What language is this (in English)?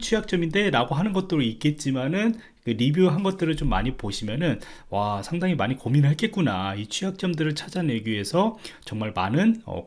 Korean